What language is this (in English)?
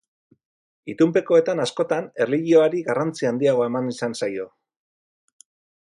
Basque